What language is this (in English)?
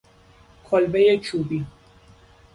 Persian